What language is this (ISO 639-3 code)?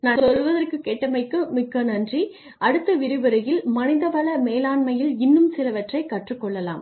tam